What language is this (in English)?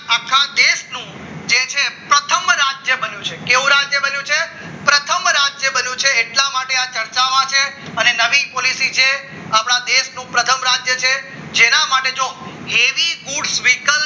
Gujarati